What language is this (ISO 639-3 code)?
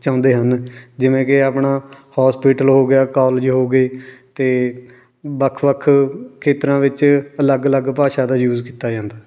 pan